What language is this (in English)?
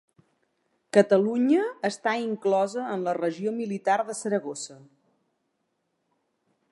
Catalan